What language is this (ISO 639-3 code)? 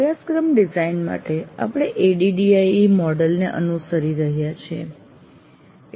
guj